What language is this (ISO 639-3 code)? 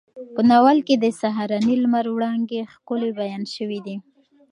pus